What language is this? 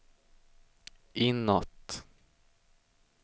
Swedish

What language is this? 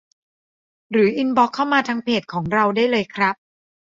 Thai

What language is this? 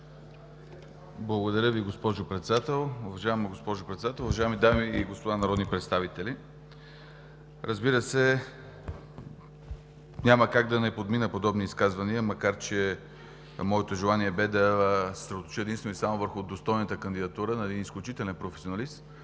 Bulgarian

